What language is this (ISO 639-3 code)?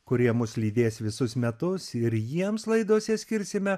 lit